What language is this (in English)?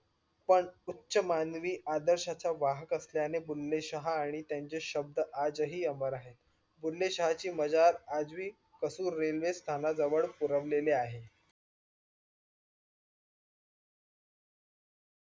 Marathi